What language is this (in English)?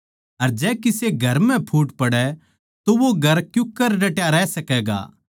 Haryanvi